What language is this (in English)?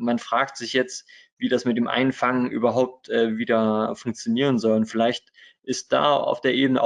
German